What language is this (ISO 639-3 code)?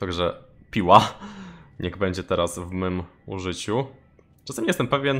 pol